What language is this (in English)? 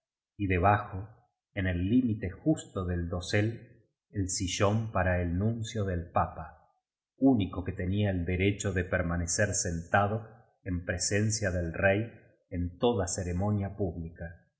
Spanish